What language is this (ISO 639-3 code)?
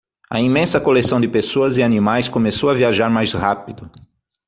por